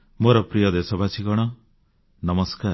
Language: Odia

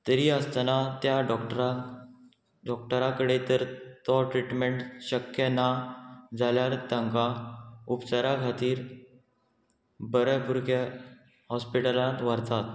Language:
Konkani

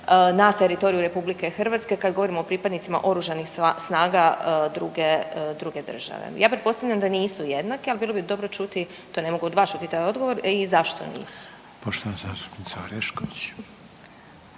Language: Croatian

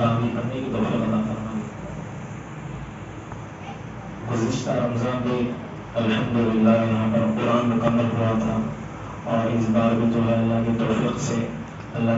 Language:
Indonesian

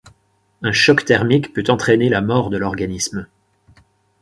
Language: French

